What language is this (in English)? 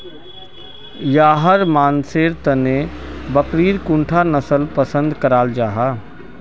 Magahi